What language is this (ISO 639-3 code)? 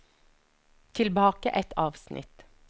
nor